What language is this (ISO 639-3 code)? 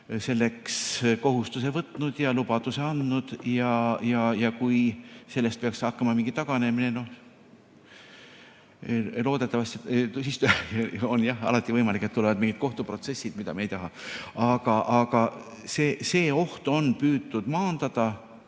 est